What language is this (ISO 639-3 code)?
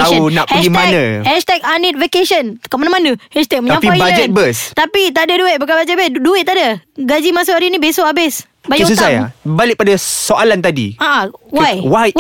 msa